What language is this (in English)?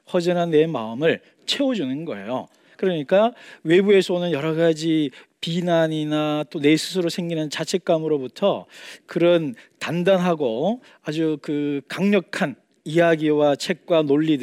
Korean